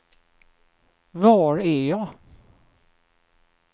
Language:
Swedish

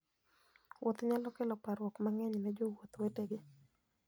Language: Luo (Kenya and Tanzania)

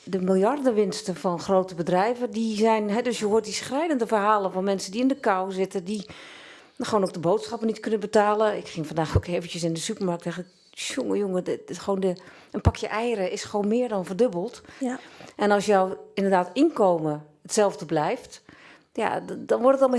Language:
Dutch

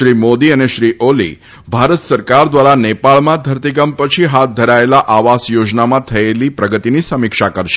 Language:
Gujarati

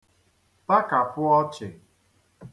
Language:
Igbo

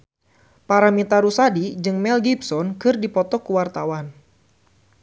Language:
Sundanese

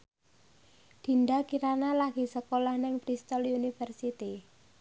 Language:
Javanese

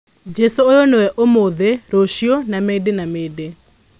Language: Kikuyu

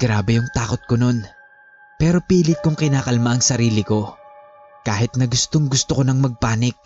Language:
Filipino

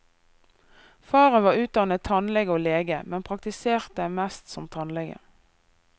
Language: Norwegian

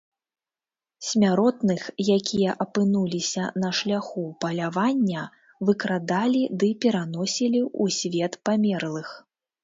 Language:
Belarusian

